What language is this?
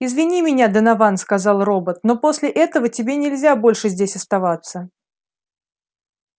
Russian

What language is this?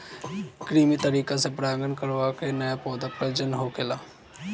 Bhojpuri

